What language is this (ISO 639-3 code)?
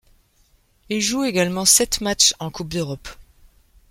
fra